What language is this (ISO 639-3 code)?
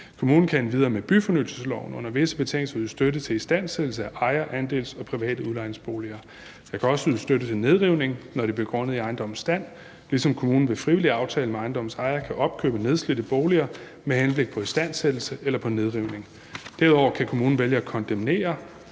dan